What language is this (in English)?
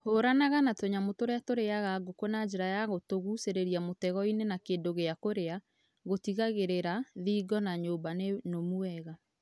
Kikuyu